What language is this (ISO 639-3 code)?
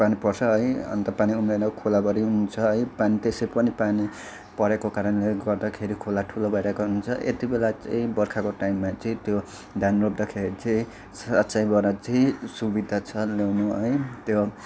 nep